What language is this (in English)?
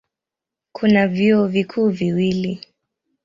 Swahili